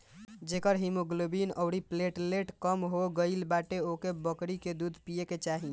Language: Bhojpuri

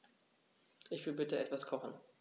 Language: German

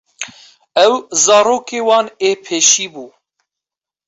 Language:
Kurdish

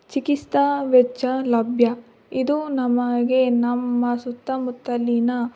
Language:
Kannada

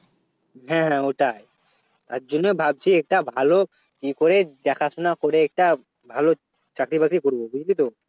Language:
Bangla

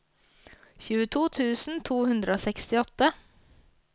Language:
Norwegian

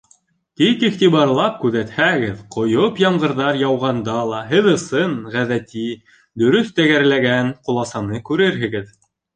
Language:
Bashkir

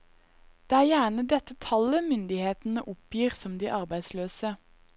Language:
Norwegian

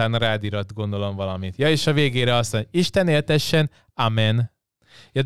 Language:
Hungarian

